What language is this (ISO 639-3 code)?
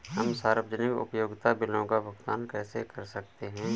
hin